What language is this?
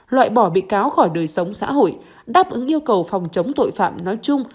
Vietnamese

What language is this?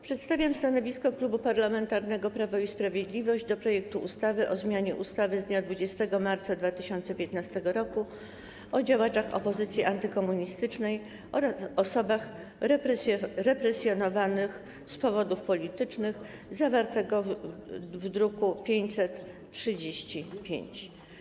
Polish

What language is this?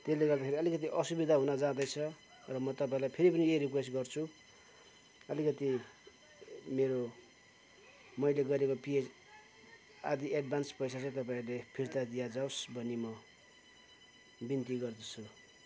Nepali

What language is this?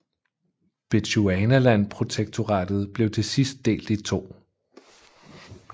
Danish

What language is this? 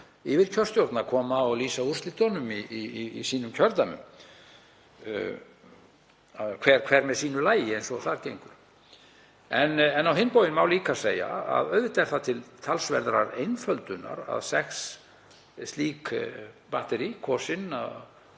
Icelandic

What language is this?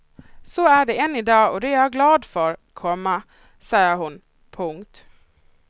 Swedish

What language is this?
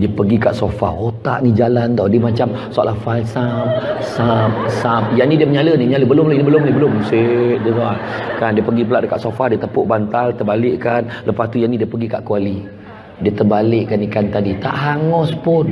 Malay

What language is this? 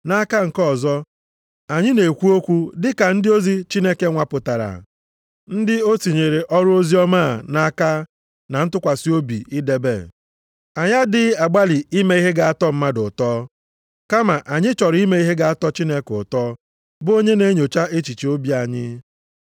Igbo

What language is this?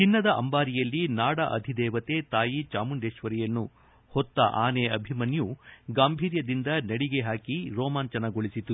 Kannada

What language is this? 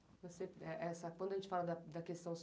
Portuguese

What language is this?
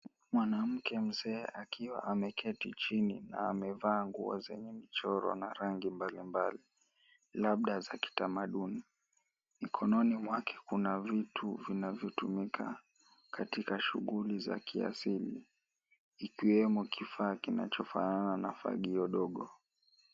Swahili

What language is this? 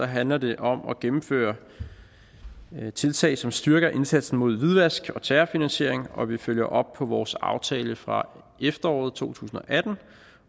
Danish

